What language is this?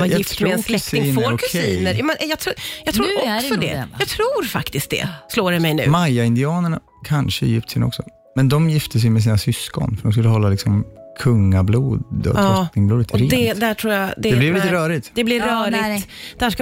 Swedish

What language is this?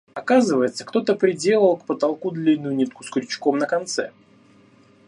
Russian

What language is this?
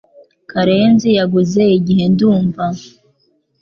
Kinyarwanda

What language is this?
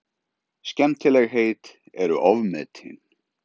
Icelandic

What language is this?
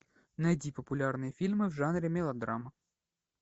Russian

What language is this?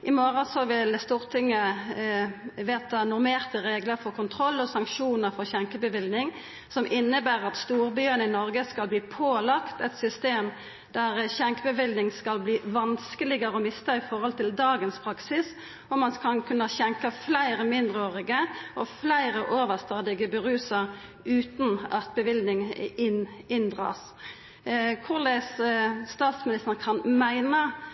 Norwegian Nynorsk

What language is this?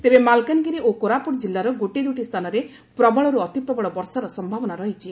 Odia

